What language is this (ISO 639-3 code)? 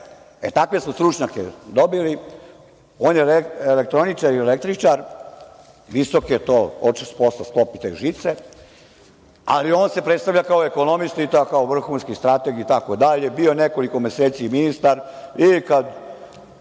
srp